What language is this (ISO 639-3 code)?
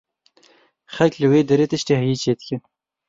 kur